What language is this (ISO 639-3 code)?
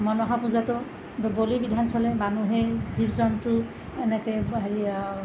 asm